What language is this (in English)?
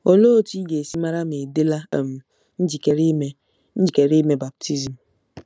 Igbo